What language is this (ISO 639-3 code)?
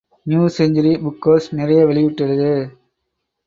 tam